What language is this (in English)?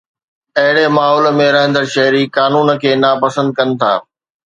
Sindhi